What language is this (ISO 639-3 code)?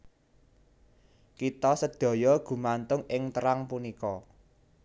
jav